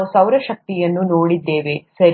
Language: Kannada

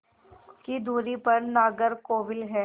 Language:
Hindi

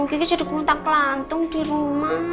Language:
Indonesian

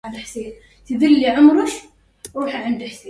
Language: Arabic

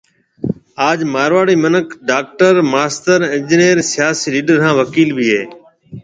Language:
Marwari (Pakistan)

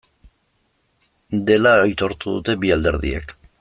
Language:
Basque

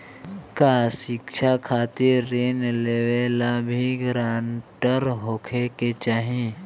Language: Bhojpuri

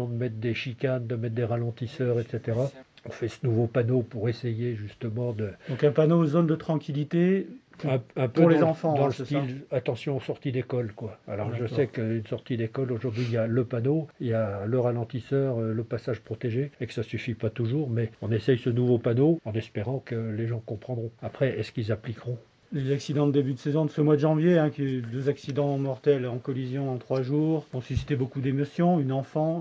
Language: French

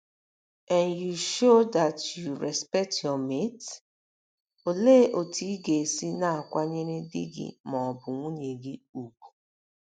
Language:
Igbo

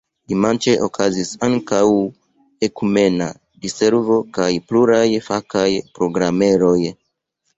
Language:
Esperanto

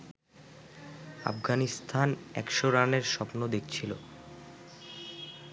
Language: Bangla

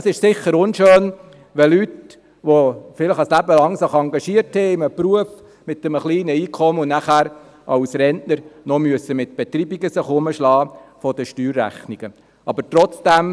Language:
Swiss German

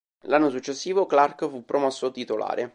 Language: Italian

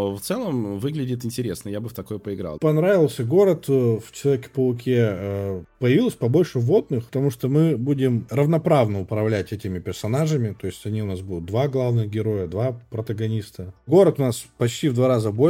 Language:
Russian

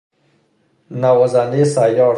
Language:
Persian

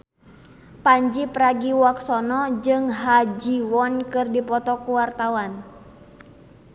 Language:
Sundanese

